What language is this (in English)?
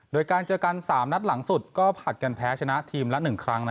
Thai